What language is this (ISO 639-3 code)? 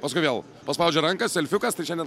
lit